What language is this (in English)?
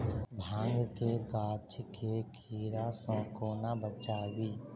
Maithili